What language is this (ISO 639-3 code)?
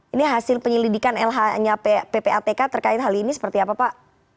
ind